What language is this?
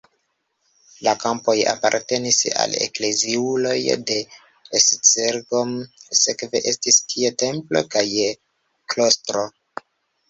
Esperanto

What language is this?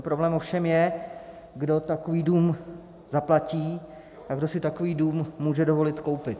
Czech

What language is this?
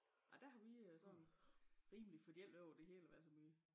Danish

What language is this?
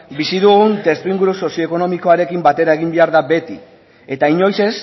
Basque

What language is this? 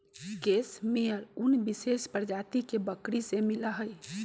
Magahi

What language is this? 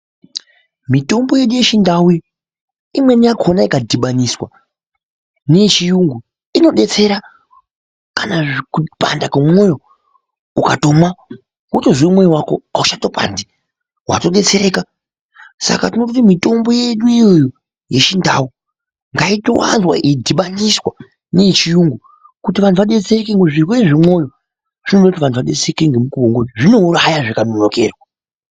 Ndau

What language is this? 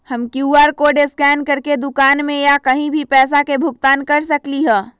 Magahi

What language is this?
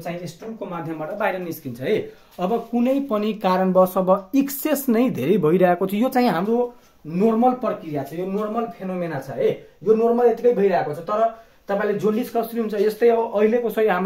Hindi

